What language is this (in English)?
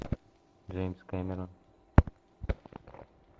Russian